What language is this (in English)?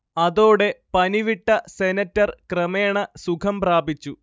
Malayalam